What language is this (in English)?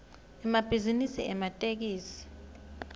Swati